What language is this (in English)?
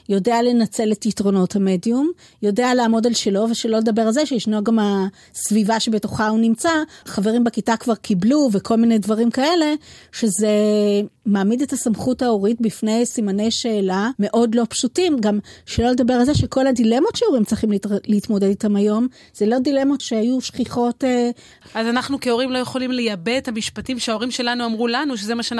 Hebrew